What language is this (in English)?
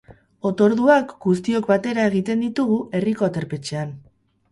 Basque